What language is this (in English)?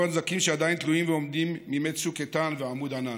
Hebrew